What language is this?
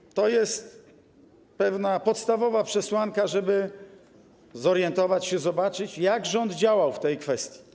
Polish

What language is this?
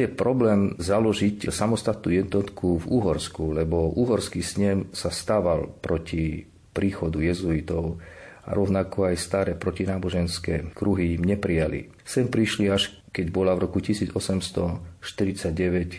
Slovak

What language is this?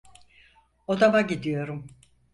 Turkish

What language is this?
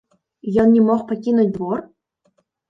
Belarusian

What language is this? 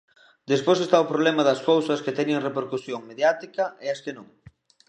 Galician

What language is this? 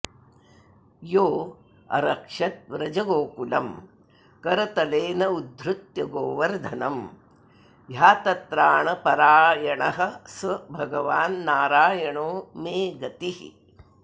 Sanskrit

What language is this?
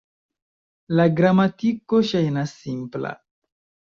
Esperanto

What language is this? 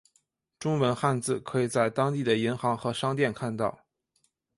Chinese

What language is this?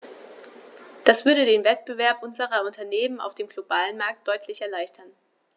German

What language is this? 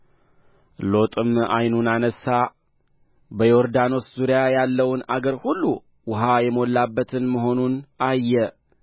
Amharic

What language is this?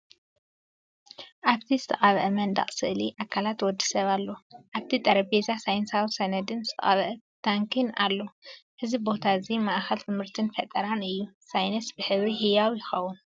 Tigrinya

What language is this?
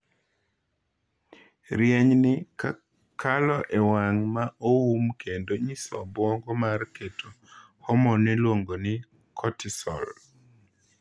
Luo (Kenya and Tanzania)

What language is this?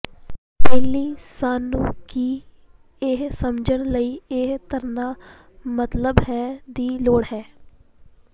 Punjabi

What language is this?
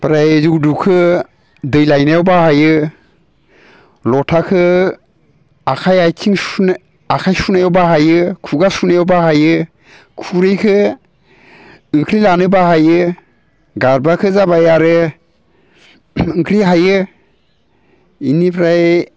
Bodo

